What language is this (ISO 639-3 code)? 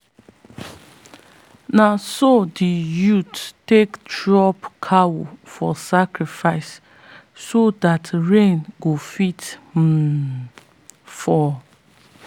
pcm